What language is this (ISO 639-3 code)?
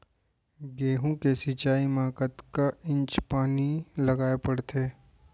hne